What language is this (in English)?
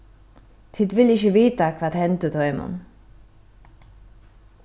Faroese